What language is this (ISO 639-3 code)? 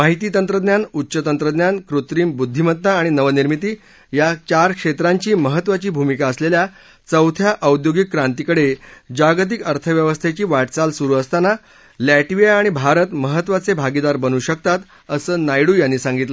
mar